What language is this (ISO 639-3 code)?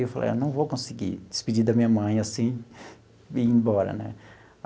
por